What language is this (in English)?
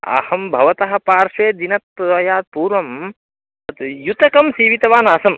Sanskrit